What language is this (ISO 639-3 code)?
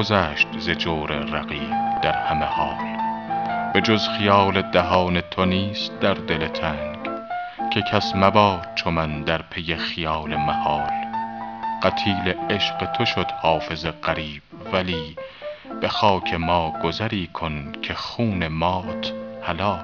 fas